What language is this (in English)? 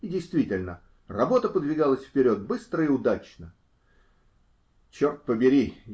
Russian